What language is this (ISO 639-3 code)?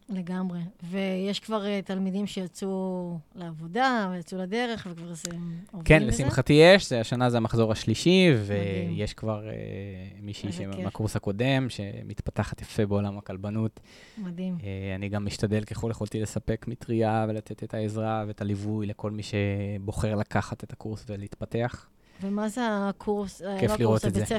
heb